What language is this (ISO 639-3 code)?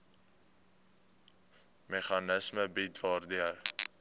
afr